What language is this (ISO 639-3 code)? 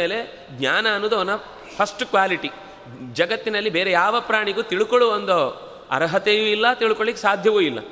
kan